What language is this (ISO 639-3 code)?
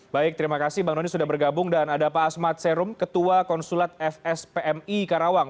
ind